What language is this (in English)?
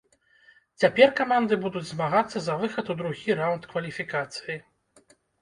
Belarusian